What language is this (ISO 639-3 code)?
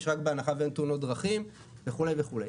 heb